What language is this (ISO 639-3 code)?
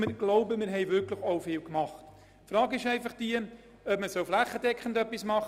gsw